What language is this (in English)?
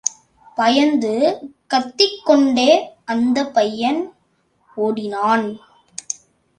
Tamil